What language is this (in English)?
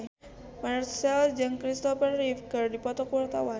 Sundanese